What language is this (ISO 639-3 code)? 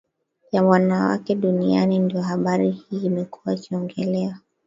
swa